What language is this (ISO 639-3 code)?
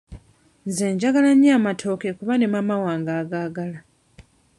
lug